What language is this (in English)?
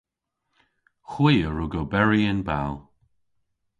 Cornish